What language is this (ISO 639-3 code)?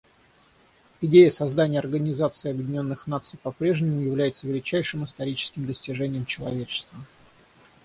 rus